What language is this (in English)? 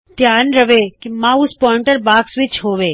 Punjabi